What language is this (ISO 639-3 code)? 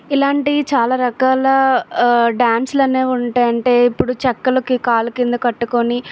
tel